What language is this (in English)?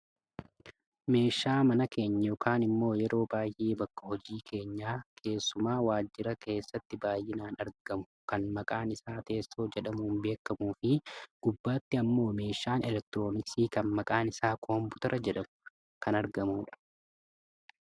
Oromo